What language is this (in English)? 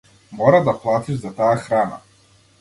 Macedonian